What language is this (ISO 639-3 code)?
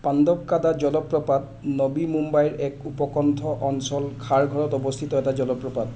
asm